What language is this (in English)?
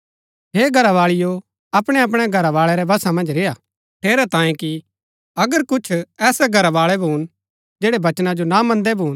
Gaddi